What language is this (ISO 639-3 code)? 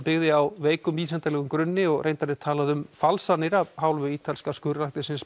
isl